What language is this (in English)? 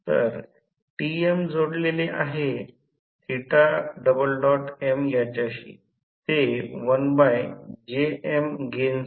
Marathi